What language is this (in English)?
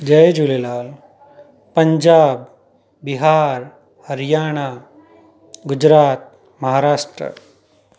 Sindhi